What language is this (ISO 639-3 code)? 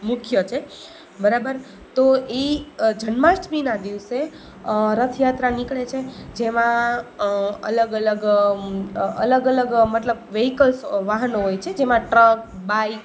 guj